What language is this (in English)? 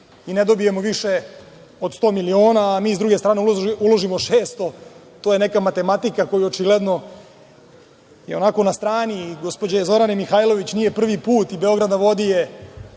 Serbian